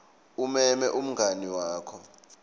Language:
Swati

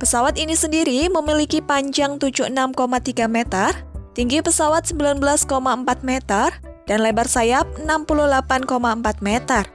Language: Indonesian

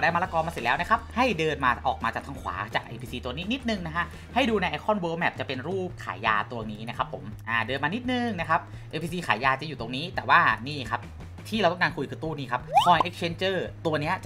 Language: Thai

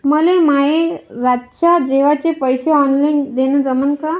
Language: Marathi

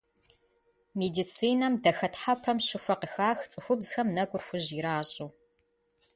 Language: Kabardian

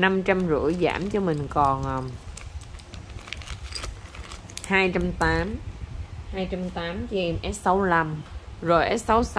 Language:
Vietnamese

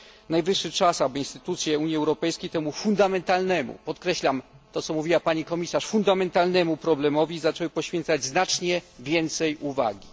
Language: Polish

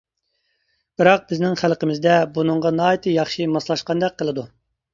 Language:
Uyghur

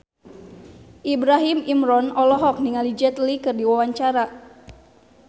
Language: Sundanese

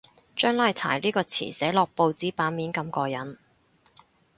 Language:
Cantonese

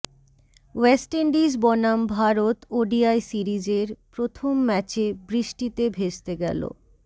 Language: Bangla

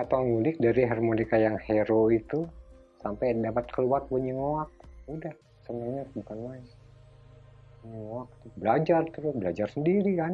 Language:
Indonesian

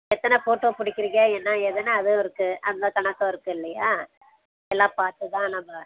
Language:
Tamil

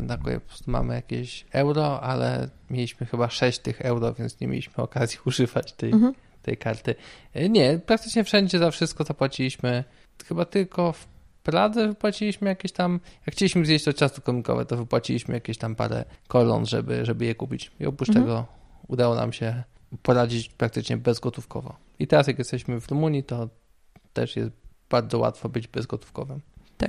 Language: Polish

